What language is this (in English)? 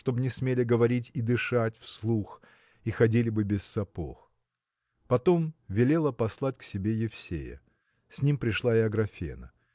Russian